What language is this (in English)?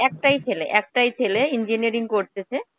Bangla